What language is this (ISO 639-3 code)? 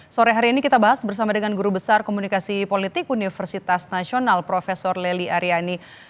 ind